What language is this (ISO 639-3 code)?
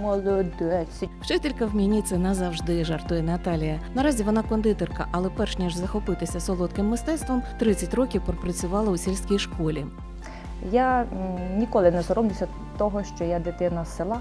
ukr